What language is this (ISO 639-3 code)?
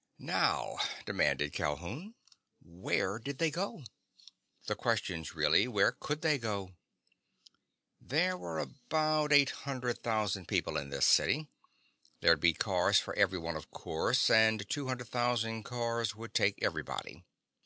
eng